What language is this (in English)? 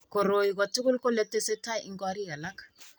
Kalenjin